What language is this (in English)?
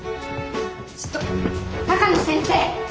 Japanese